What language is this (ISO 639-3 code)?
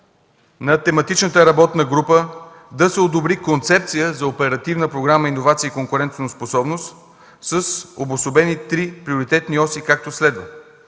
bul